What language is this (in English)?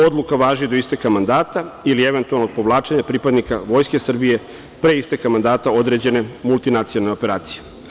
Serbian